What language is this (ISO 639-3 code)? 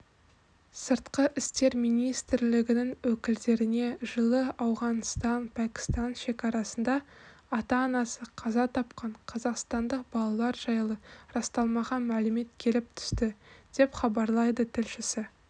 kaz